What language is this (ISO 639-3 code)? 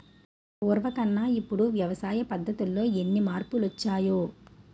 tel